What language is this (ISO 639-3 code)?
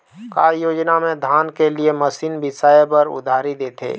hne